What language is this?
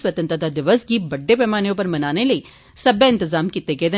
Dogri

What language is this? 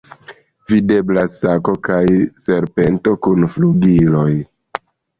Esperanto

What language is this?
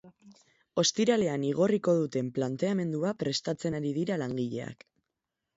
Basque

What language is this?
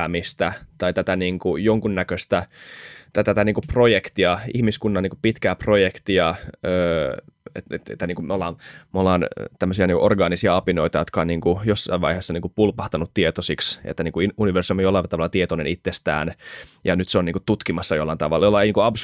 Finnish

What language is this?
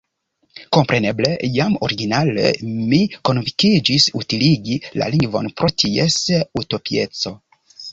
Esperanto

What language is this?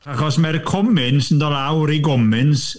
Welsh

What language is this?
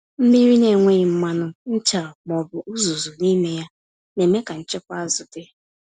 Igbo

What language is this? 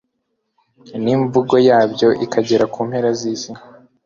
Kinyarwanda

